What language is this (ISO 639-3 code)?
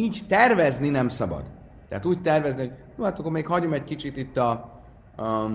hun